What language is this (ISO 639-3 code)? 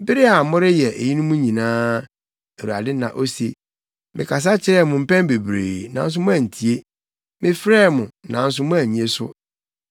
aka